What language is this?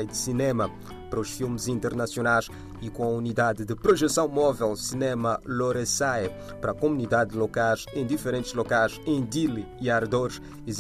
Portuguese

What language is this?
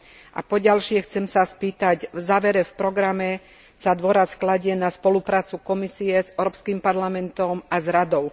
Slovak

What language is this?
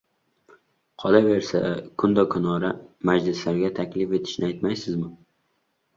Uzbek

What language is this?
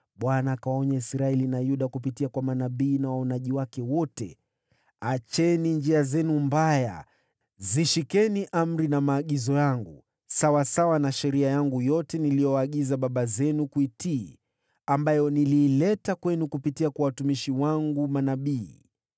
Swahili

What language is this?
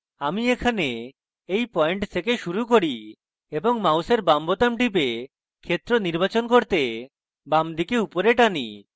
Bangla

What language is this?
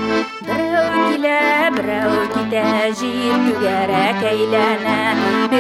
Russian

